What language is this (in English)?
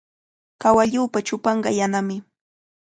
Cajatambo North Lima Quechua